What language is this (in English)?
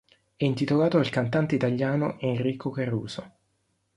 Italian